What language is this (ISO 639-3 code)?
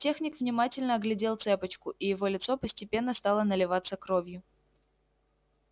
rus